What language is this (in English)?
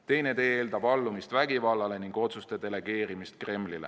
Estonian